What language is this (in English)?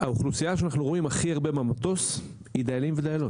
Hebrew